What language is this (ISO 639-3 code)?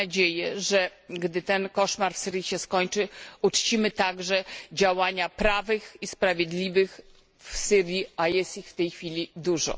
pol